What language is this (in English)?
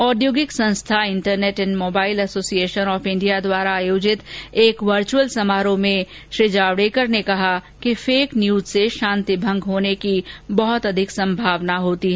Hindi